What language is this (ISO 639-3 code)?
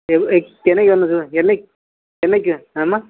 tam